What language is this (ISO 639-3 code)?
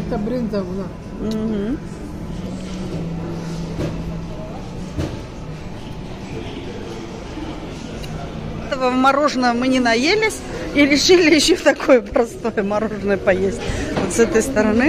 rus